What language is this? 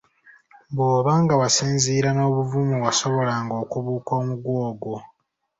Ganda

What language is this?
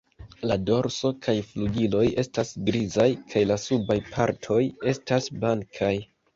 Esperanto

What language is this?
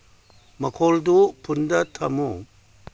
Manipuri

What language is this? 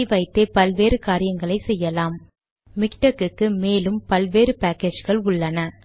Tamil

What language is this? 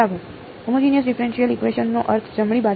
Gujarati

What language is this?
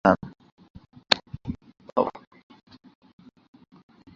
Bangla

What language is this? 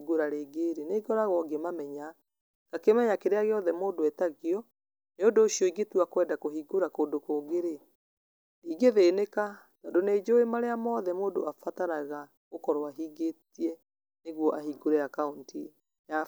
Kikuyu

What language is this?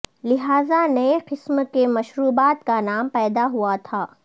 Urdu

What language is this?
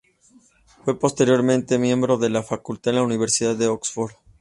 Spanish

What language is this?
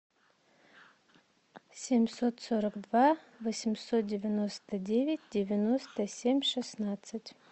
Russian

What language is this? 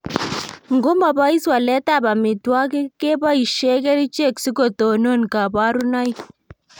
Kalenjin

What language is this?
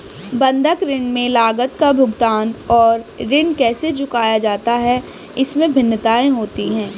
Hindi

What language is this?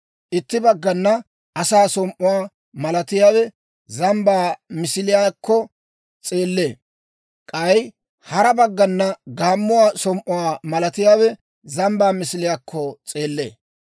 Dawro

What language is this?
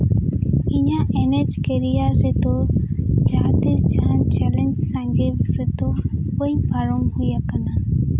Santali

